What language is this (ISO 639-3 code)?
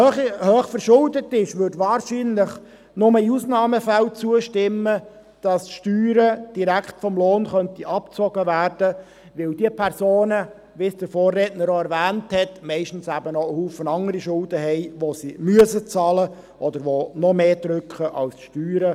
gsw